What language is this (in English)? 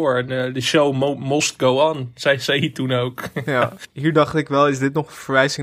Dutch